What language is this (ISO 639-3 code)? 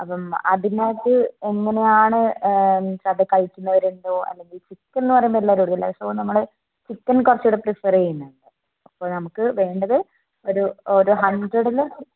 mal